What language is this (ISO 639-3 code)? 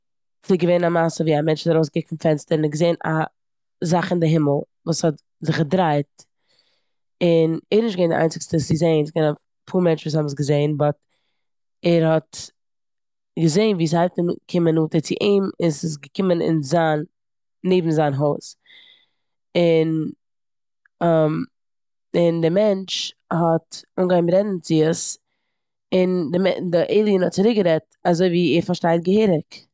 yid